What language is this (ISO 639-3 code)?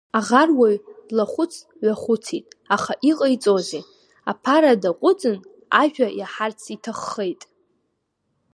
abk